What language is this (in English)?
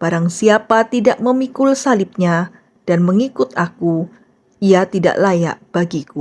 Indonesian